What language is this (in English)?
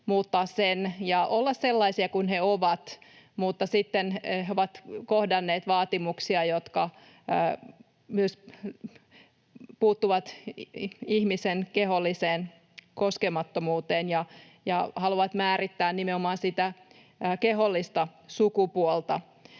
Finnish